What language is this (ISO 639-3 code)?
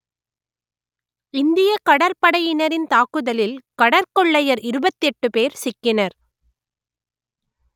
tam